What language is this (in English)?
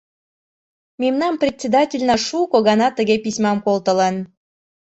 Mari